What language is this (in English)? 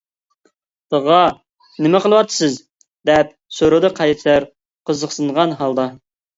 Uyghur